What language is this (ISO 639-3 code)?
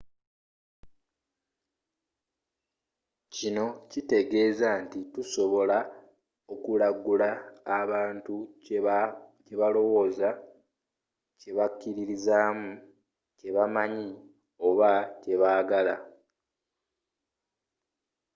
lug